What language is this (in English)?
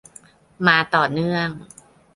Thai